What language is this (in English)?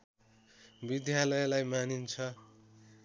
Nepali